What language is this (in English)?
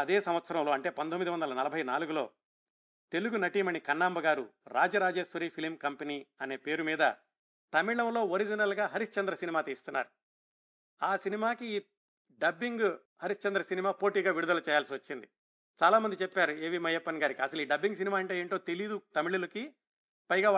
Telugu